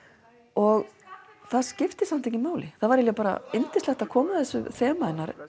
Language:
Icelandic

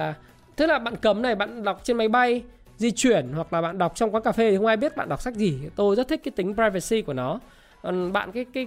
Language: Vietnamese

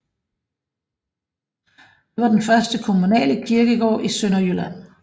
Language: Danish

